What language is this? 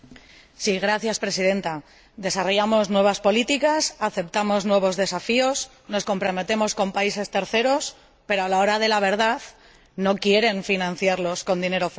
Spanish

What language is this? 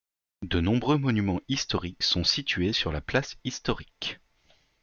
French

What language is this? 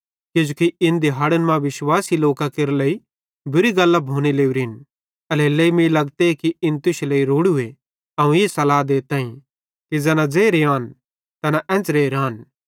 Bhadrawahi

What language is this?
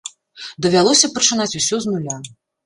Belarusian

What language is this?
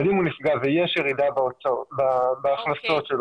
Hebrew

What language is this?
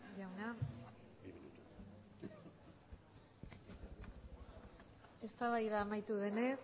Basque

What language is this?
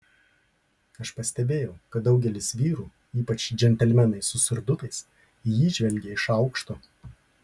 Lithuanian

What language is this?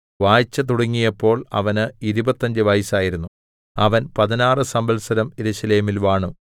Malayalam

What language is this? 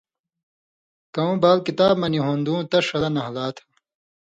Indus Kohistani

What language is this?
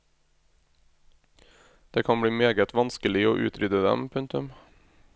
Norwegian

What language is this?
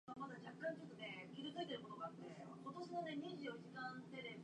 Japanese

